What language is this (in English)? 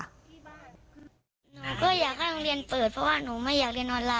Thai